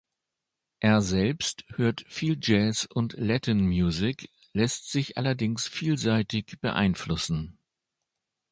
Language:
German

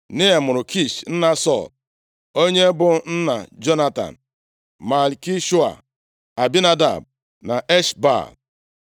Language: Igbo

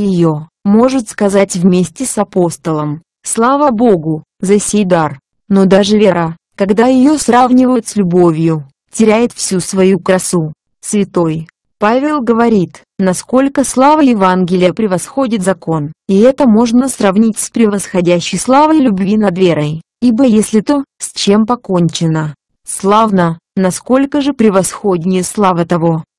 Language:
Russian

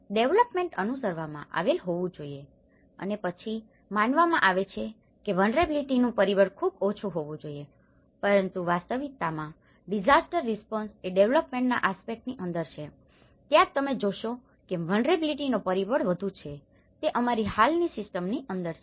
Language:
Gujarati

